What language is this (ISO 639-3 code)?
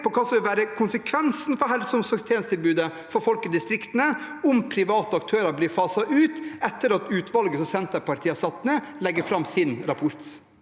nor